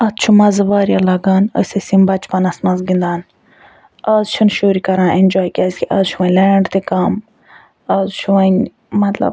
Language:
Kashmiri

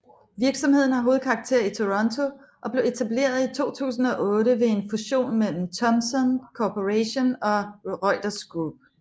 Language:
Danish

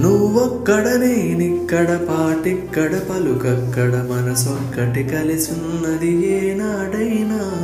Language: Telugu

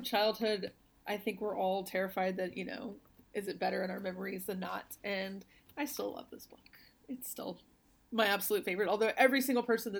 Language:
English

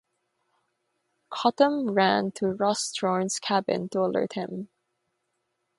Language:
English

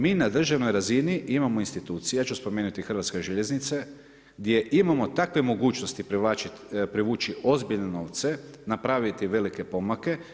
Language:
Croatian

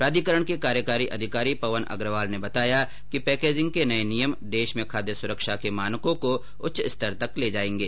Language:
Hindi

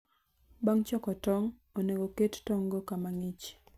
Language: Luo (Kenya and Tanzania)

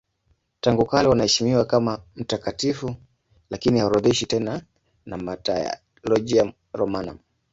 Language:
Swahili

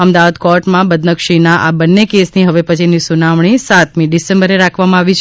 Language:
Gujarati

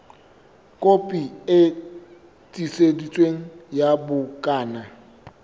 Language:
Southern Sotho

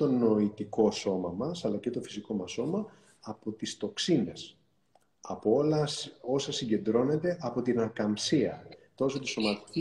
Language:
Greek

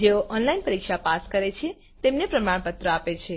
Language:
Gujarati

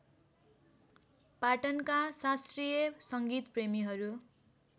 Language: Nepali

